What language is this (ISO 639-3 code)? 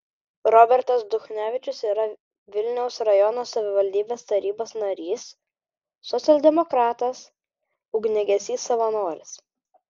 lit